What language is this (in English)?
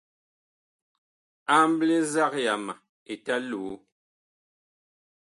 Bakoko